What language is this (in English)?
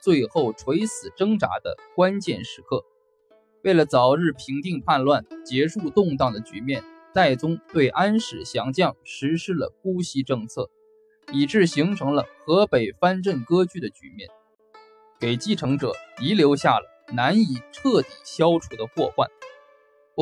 Chinese